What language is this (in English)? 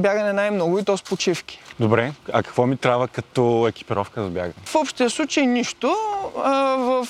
Bulgarian